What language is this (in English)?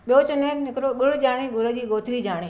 Sindhi